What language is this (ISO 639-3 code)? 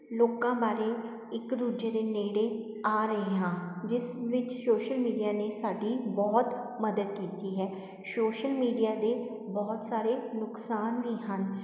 pan